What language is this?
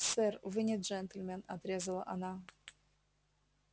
Russian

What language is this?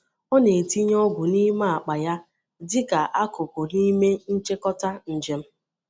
Igbo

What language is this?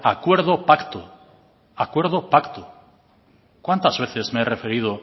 Spanish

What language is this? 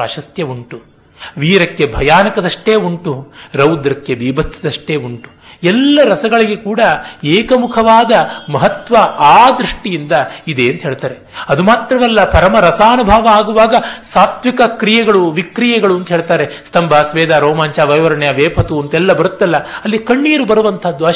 Kannada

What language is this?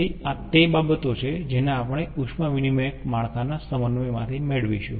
Gujarati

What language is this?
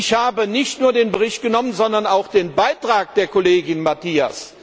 German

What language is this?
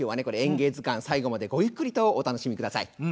Japanese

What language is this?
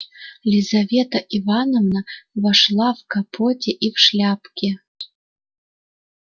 Russian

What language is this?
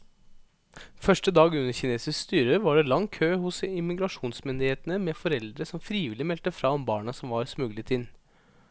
Norwegian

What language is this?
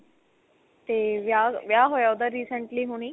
Punjabi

